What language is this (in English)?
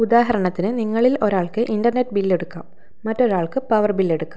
Malayalam